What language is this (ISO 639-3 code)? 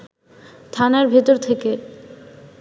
ben